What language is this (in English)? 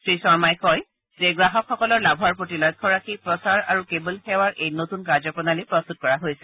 Assamese